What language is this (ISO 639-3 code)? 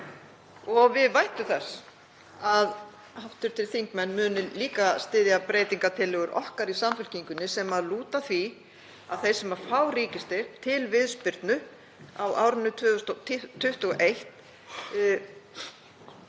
isl